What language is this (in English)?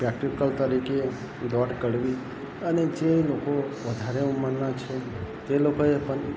Gujarati